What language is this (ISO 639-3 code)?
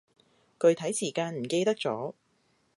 yue